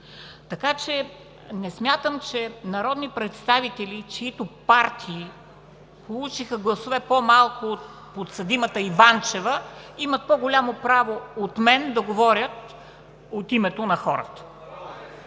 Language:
Bulgarian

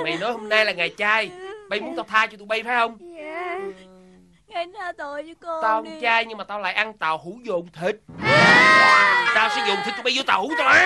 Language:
Vietnamese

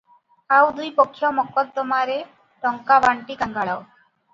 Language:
Odia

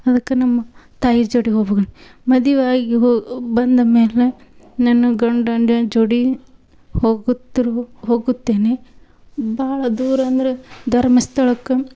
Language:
Kannada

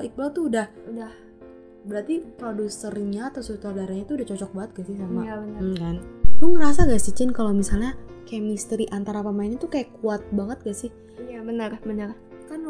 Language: Indonesian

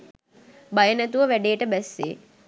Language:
Sinhala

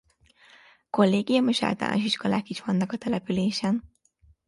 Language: Hungarian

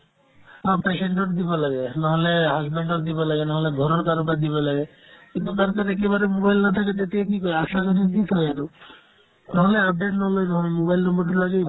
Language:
Assamese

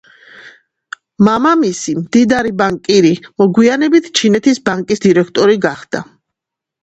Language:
Georgian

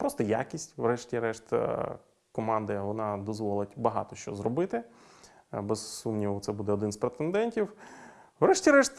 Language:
Ukrainian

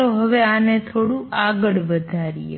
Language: Gujarati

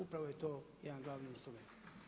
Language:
Croatian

